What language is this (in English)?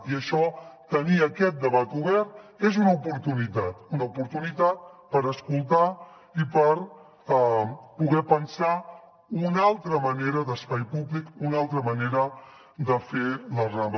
Catalan